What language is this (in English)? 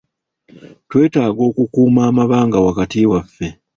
Ganda